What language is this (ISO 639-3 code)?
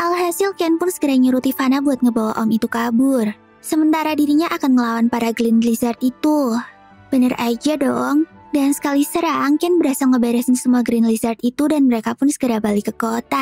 ind